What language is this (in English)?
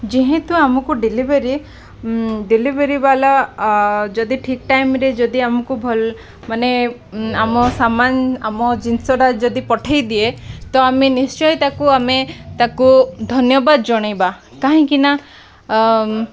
Odia